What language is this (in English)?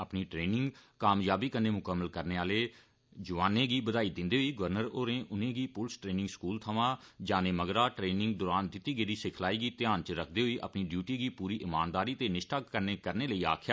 Dogri